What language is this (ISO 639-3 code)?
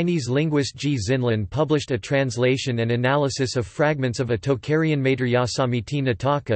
eng